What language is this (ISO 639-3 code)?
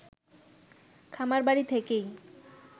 ben